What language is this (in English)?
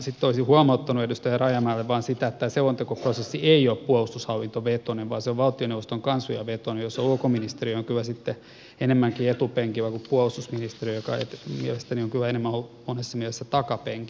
Finnish